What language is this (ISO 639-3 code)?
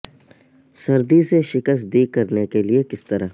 urd